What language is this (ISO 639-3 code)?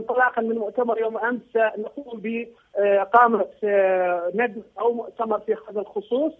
ara